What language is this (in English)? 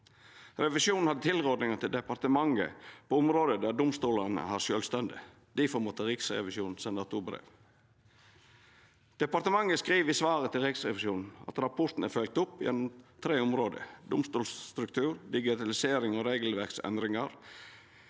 Norwegian